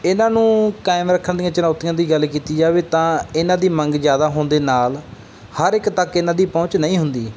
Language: Punjabi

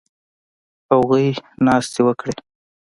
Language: Pashto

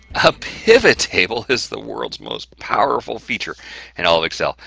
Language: English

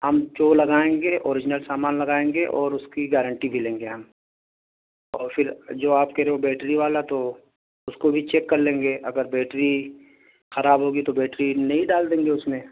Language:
Urdu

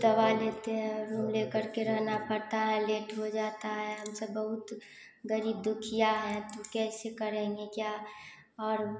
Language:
Hindi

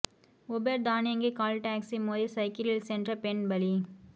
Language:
Tamil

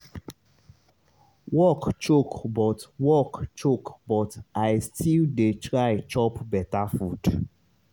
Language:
Nigerian Pidgin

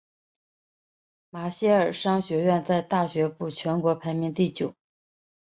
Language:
Chinese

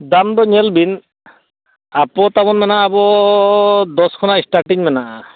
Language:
Santali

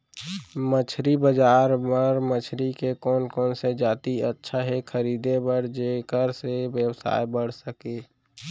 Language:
Chhattisgarhi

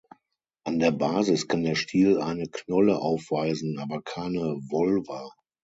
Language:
German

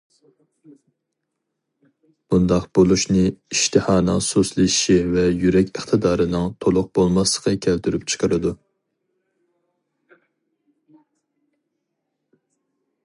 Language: Uyghur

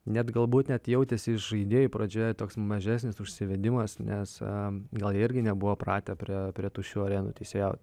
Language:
Lithuanian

